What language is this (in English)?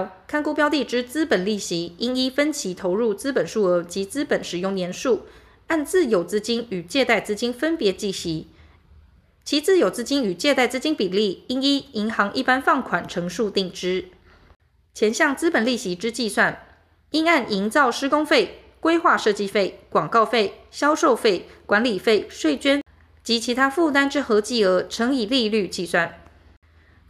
Chinese